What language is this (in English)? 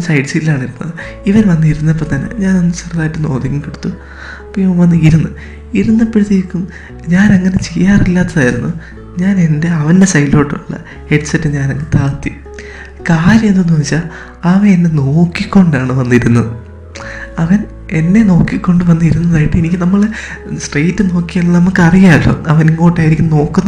Malayalam